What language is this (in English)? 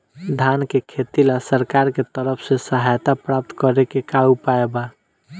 Bhojpuri